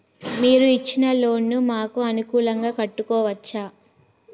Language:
Telugu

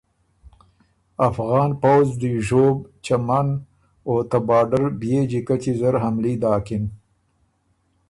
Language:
Ormuri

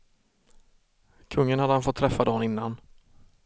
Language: Swedish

